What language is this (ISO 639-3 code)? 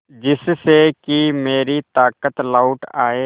hin